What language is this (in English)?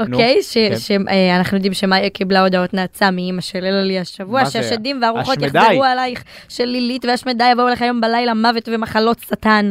Hebrew